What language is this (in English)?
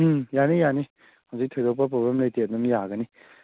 Manipuri